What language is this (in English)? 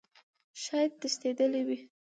Pashto